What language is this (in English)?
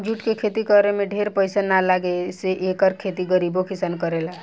Bhojpuri